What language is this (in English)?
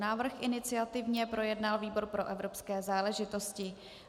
Czech